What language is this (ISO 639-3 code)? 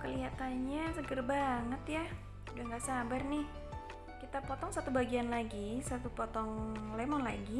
ind